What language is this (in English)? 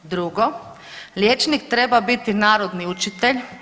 Croatian